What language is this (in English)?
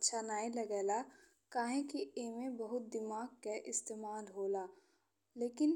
Bhojpuri